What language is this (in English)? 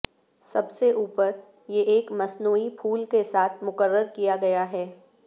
Urdu